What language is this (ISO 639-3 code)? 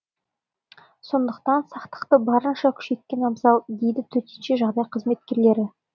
kaz